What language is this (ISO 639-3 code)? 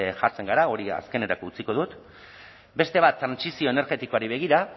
eus